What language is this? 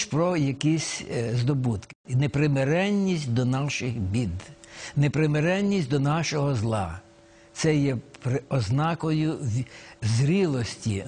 Ukrainian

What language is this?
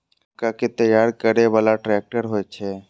Maithili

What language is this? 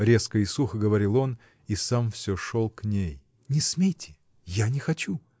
Russian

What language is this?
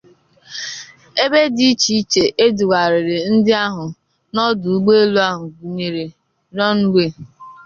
Igbo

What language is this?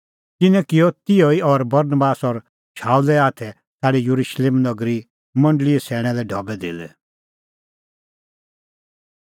Kullu Pahari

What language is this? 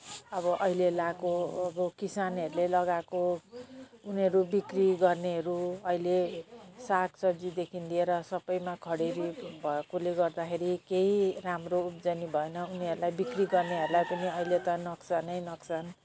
Nepali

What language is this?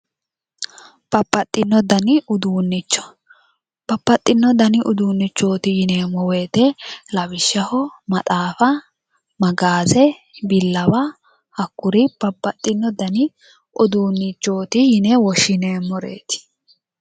Sidamo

